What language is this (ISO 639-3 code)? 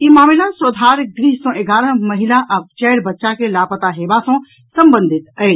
mai